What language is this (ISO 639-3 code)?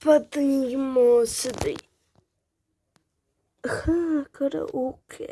slv